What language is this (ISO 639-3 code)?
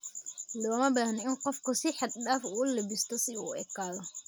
som